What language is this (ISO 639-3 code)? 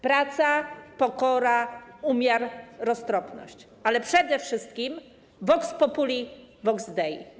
pol